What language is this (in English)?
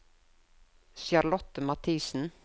Norwegian